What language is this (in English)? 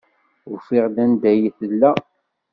Kabyle